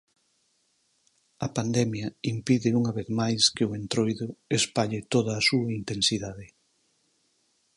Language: Galician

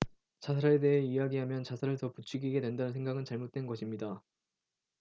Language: Korean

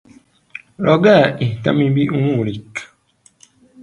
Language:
Arabic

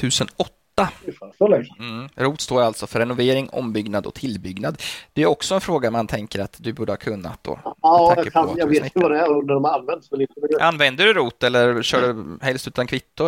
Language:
Swedish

